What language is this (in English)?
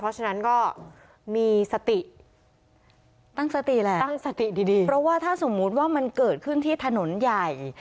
Thai